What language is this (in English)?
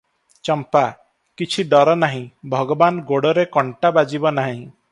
Odia